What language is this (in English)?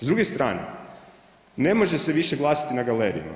Croatian